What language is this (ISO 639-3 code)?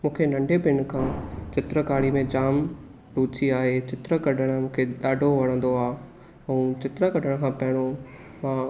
snd